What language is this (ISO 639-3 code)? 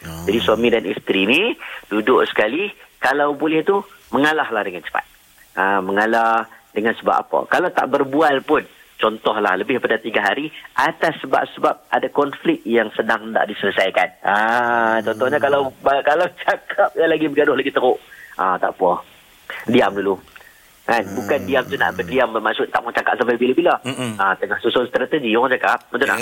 msa